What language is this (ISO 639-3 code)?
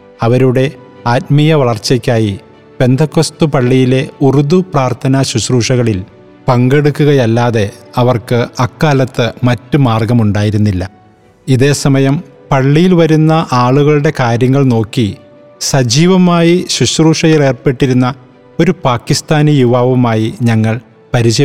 mal